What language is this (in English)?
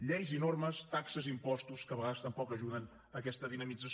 Catalan